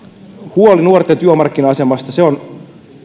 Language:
Finnish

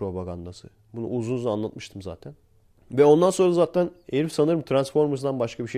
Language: Turkish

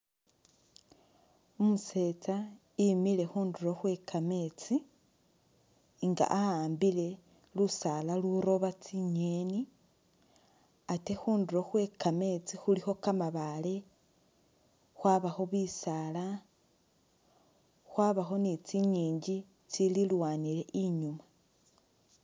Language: Masaaba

